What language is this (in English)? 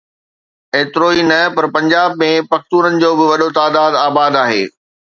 Sindhi